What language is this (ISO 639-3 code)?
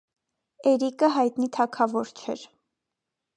hye